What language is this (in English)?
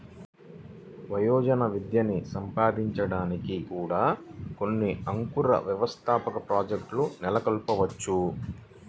Telugu